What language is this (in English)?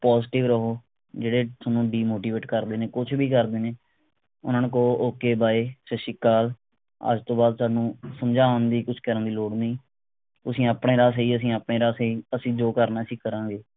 Punjabi